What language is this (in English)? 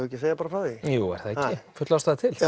Icelandic